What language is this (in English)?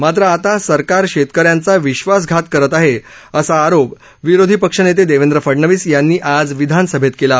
Marathi